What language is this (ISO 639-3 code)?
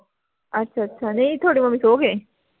pan